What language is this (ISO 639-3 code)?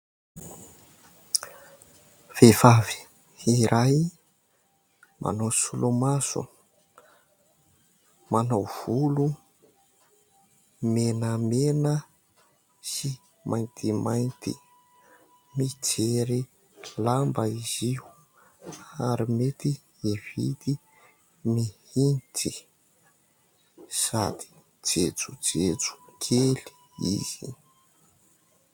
mlg